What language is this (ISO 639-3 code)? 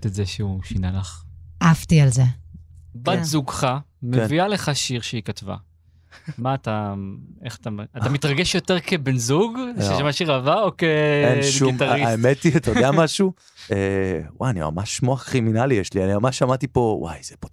heb